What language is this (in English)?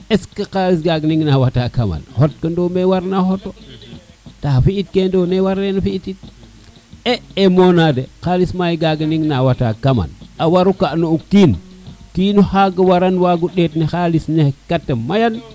Serer